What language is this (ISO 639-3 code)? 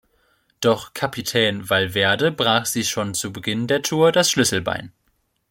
deu